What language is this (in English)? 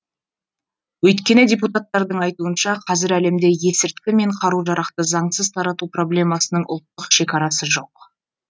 Kazakh